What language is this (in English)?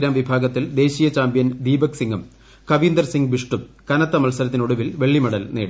Malayalam